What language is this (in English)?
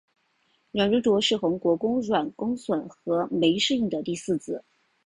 Chinese